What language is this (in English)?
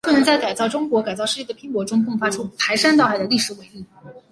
Chinese